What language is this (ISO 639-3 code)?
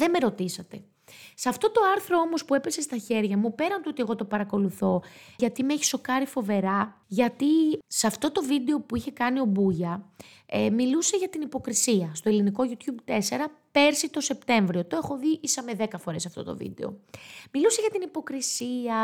ell